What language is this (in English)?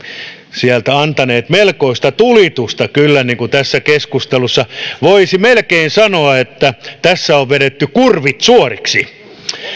Finnish